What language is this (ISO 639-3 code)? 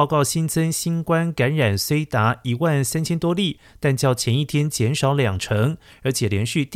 zho